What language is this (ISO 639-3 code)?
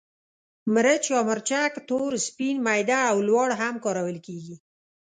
pus